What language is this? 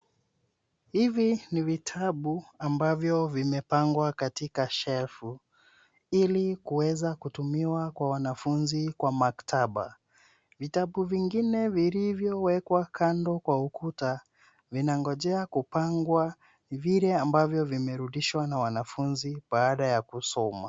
Swahili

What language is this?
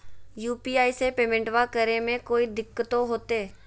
Magahi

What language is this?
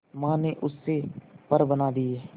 Hindi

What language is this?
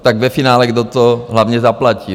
Czech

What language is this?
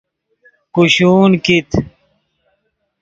Yidgha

